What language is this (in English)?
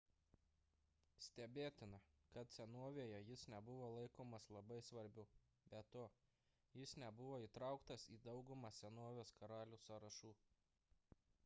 Lithuanian